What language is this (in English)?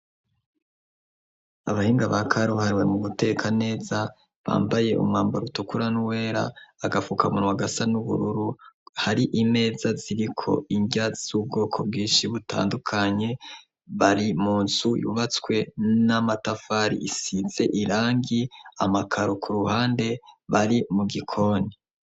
Rundi